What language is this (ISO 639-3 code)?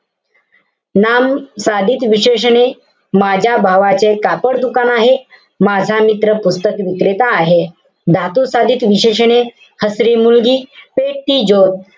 mar